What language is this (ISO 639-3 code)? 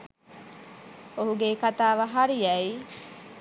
sin